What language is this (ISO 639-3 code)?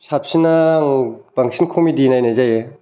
brx